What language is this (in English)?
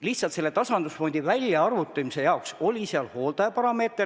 Estonian